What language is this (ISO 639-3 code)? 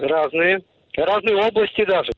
rus